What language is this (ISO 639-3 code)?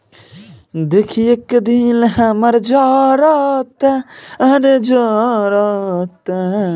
bho